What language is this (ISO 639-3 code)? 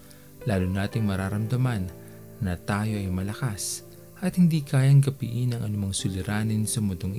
fil